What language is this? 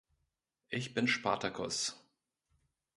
German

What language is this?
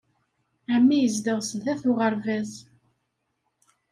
Kabyle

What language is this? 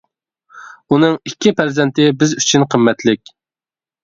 Uyghur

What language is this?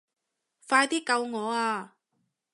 Cantonese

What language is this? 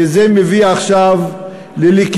Hebrew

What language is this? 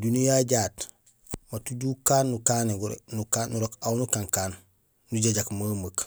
Gusilay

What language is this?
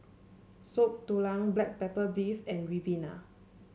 English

